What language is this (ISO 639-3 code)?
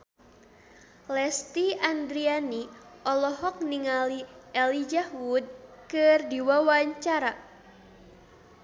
sun